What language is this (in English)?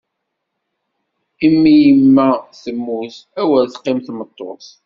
Kabyle